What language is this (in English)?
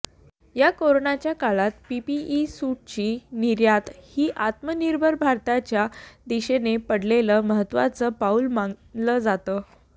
Marathi